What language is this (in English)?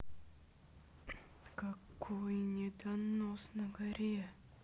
Russian